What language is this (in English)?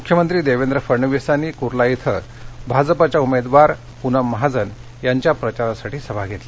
Marathi